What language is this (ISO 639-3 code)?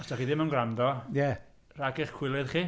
cym